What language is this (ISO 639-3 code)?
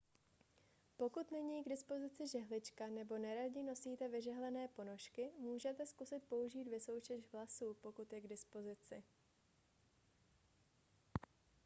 ces